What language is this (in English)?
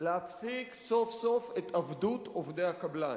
Hebrew